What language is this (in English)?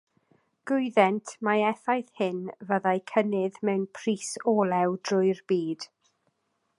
Welsh